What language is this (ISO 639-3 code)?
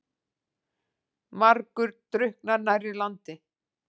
isl